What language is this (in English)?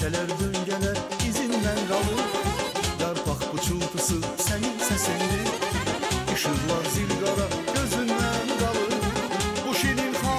Romanian